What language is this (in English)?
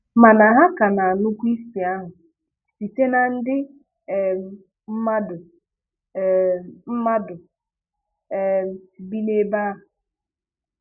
Igbo